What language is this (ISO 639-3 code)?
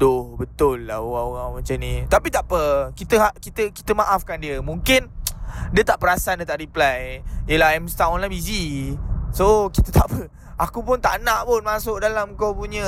msa